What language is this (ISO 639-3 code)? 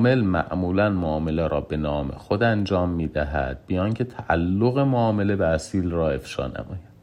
fas